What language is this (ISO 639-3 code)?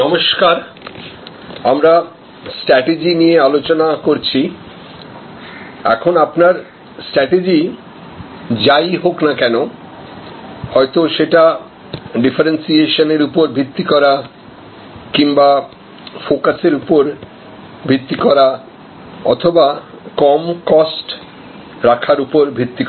ben